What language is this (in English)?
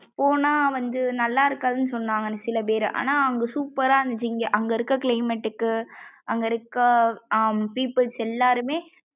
Tamil